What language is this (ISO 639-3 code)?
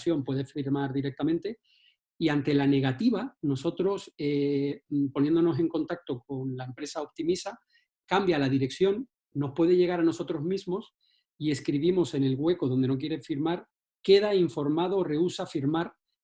spa